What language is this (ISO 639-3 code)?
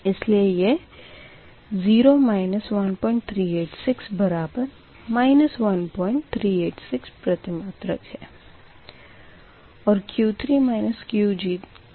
hin